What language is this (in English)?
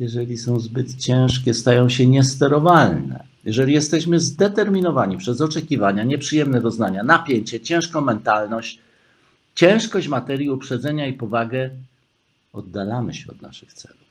Polish